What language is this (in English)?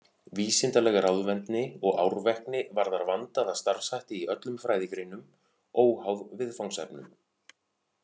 Icelandic